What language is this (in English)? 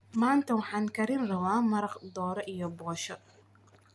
Somali